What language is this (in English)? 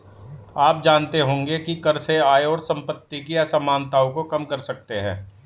Hindi